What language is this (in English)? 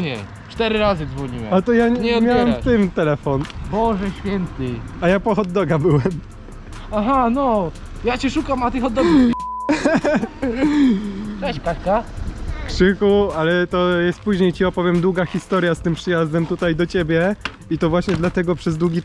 Polish